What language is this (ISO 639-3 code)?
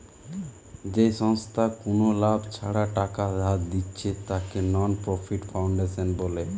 ben